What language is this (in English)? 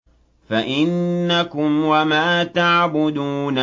Arabic